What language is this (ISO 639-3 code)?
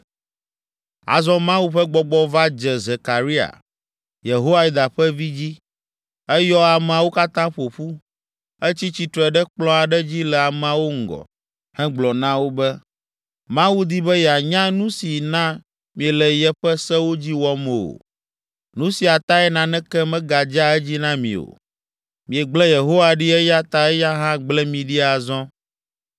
ewe